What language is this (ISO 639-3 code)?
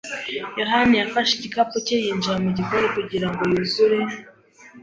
kin